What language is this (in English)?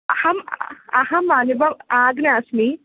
Sanskrit